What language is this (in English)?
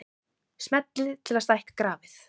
Icelandic